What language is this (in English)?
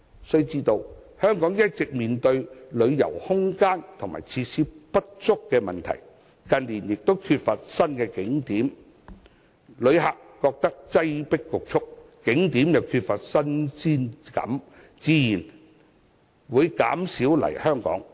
Cantonese